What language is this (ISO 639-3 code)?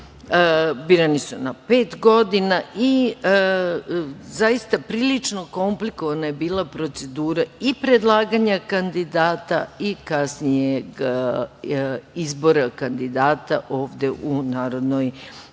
srp